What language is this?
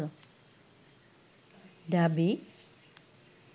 Bangla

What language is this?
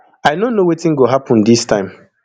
Nigerian Pidgin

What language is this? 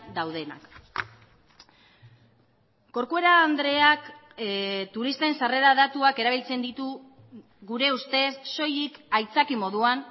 Basque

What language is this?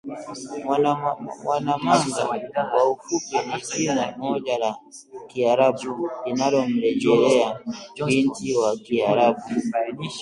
Swahili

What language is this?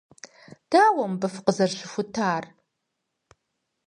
Kabardian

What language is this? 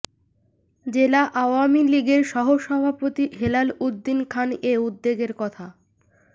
Bangla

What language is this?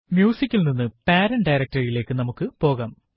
Malayalam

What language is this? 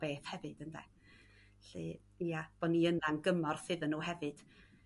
Welsh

